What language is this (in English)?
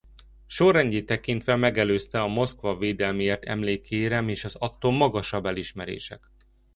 Hungarian